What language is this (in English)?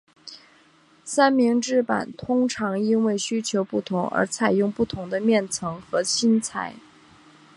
Chinese